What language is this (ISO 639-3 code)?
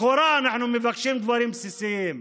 heb